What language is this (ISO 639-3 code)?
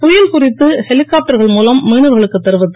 tam